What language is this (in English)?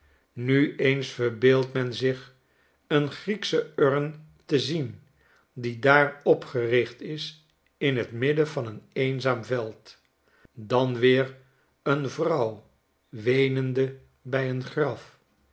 Dutch